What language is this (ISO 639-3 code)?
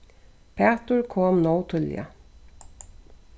fao